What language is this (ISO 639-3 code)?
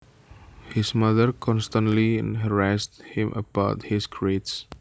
jav